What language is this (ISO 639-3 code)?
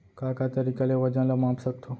hne